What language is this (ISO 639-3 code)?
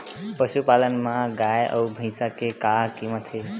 hne